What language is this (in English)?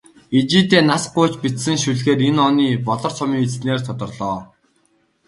Mongolian